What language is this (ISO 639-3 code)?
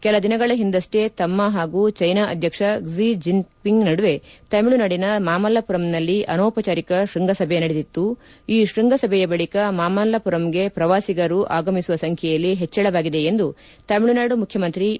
kan